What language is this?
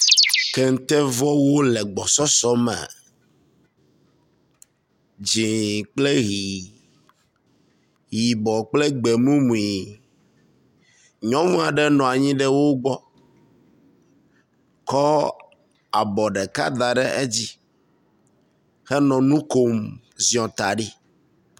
Ewe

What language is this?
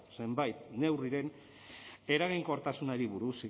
Basque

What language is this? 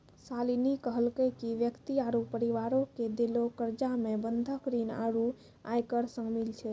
Maithili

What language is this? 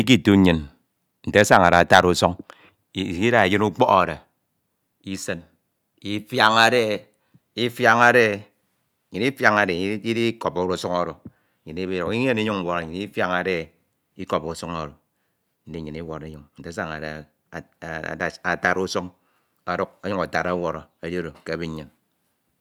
Ito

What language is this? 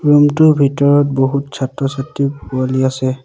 Assamese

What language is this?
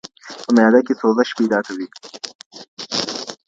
Pashto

